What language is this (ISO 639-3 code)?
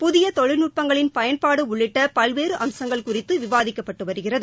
tam